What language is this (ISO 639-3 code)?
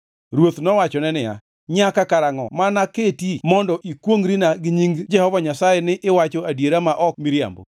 luo